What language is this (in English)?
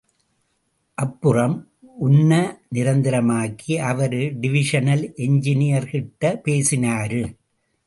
Tamil